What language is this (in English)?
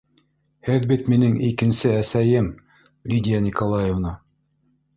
Bashkir